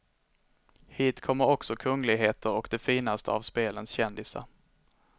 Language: Swedish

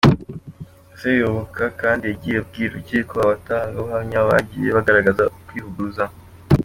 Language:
Kinyarwanda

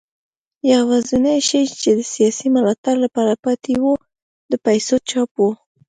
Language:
Pashto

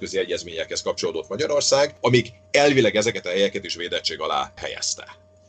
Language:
Hungarian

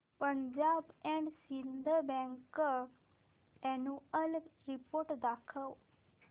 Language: Marathi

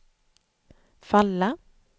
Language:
Swedish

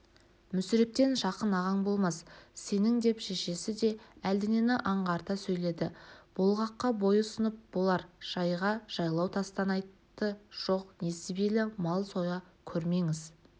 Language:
Kazakh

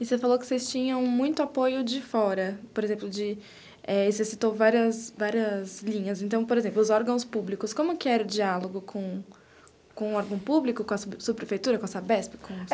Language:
Portuguese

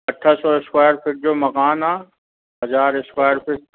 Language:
Sindhi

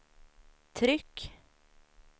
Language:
Swedish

